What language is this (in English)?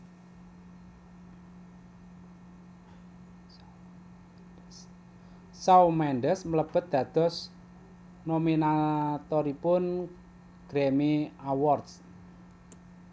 Javanese